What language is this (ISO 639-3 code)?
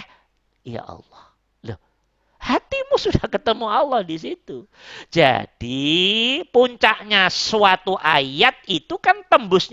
ind